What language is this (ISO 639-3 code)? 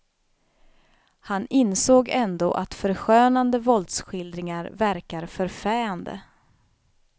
swe